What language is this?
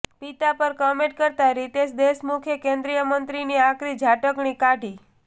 Gujarati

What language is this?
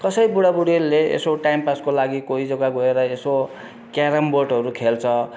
Nepali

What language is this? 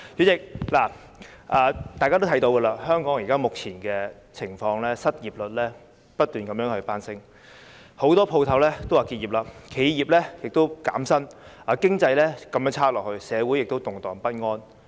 Cantonese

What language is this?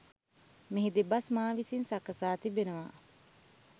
Sinhala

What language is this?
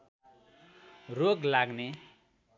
Nepali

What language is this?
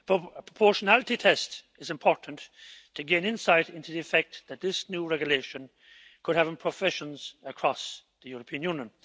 English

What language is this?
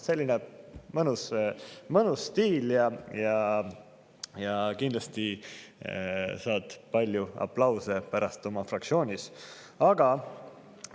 Estonian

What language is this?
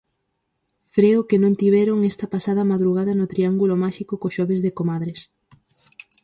Galician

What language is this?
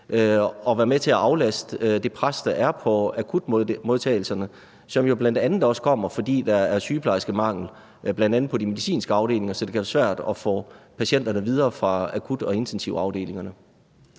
Danish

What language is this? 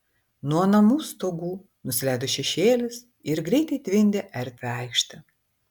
Lithuanian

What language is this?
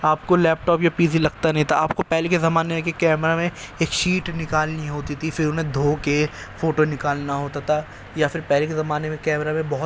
Urdu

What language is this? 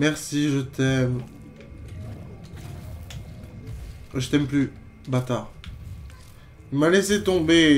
French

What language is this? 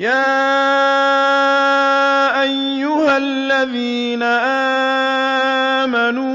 Arabic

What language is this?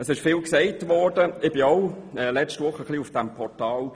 Swiss German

